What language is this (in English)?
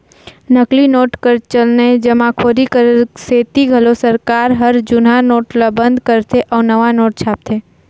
Chhattisgarhi